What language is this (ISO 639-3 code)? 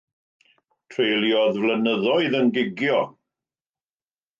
cym